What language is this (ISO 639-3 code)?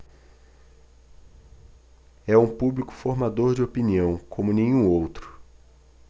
por